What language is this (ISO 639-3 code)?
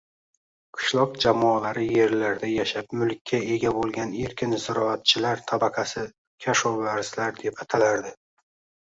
uzb